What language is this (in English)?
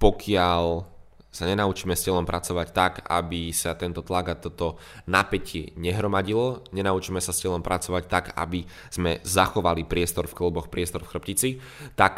Slovak